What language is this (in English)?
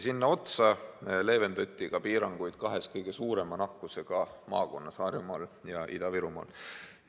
Estonian